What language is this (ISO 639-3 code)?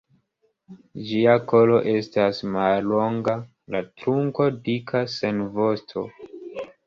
epo